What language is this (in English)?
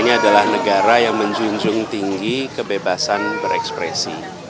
Indonesian